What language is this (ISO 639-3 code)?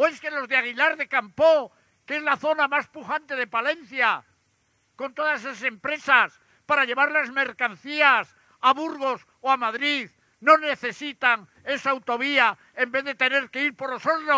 spa